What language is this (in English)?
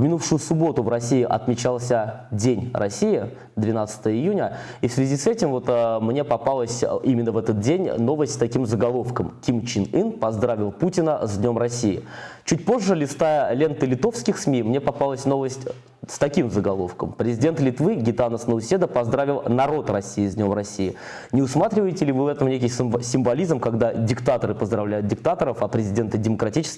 Russian